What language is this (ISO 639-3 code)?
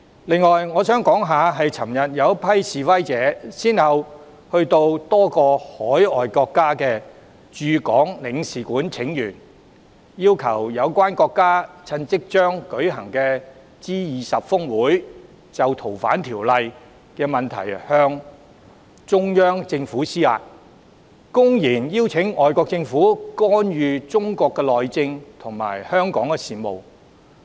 yue